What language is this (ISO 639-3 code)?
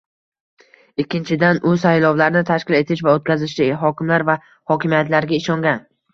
uzb